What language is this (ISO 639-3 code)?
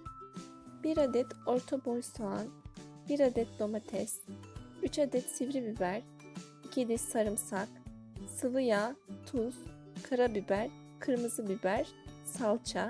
tur